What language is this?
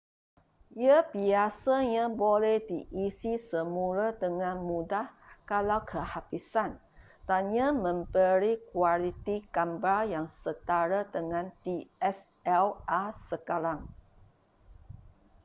Malay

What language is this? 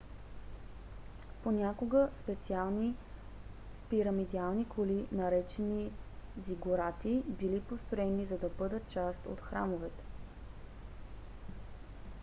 Bulgarian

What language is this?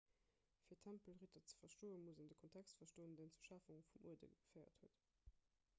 Luxembourgish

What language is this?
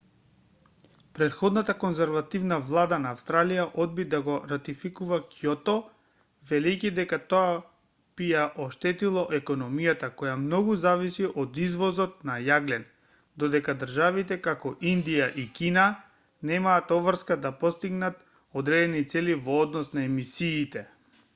Macedonian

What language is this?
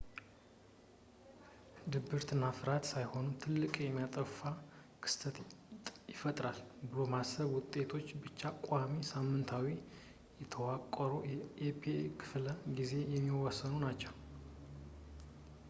Amharic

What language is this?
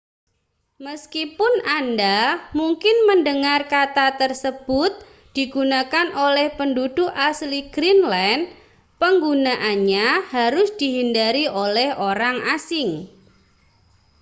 Indonesian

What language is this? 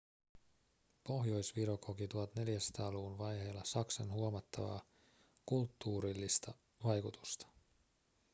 Finnish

